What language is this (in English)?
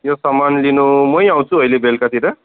Nepali